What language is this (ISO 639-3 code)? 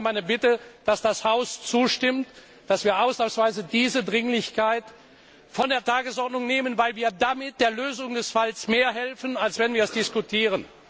deu